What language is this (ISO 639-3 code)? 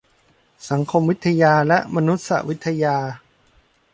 tha